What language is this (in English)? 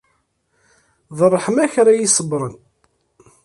Kabyle